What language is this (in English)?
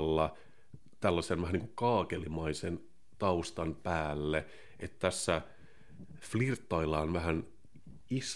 Finnish